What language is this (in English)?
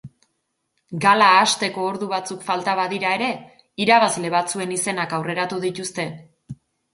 Basque